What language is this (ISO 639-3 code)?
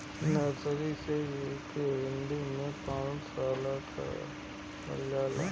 bho